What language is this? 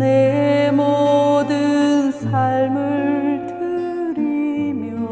Korean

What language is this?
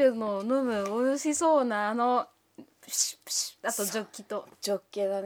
Japanese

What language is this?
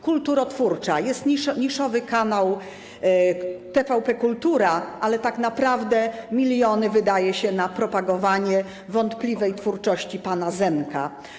Polish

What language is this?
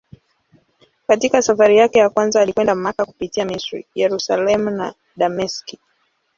Swahili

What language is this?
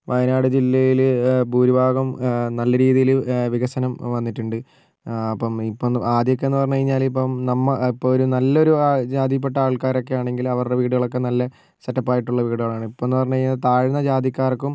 Malayalam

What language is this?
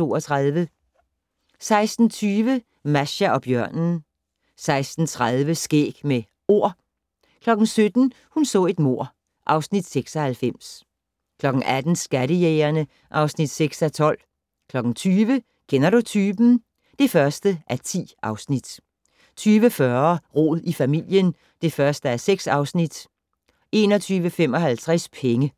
Danish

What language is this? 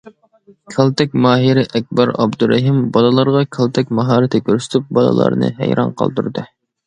Uyghur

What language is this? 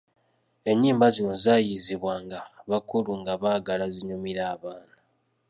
Ganda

